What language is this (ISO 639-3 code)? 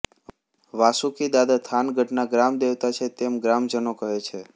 guj